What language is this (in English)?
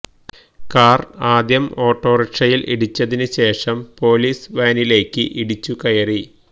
Malayalam